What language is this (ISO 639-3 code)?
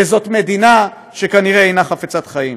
heb